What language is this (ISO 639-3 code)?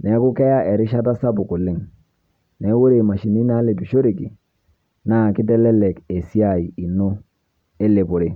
mas